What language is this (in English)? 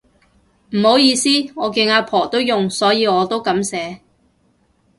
Cantonese